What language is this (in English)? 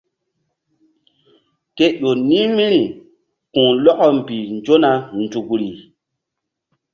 Mbum